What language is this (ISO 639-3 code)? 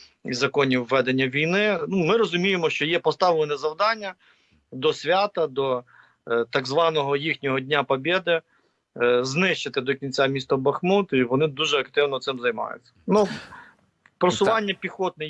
ukr